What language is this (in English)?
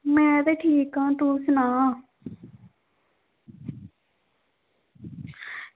Dogri